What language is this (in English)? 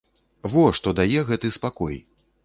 Belarusian